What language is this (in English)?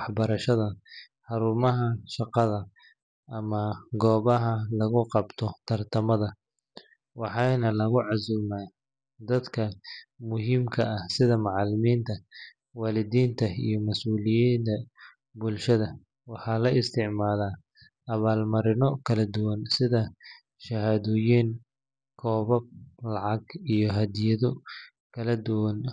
Somali